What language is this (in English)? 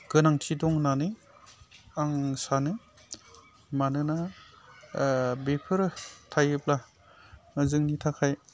Bodo